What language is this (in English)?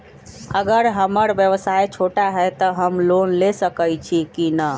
Magahi